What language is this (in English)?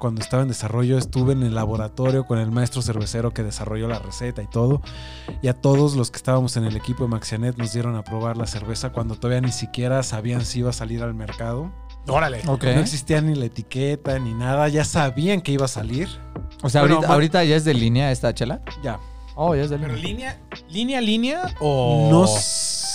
Spanish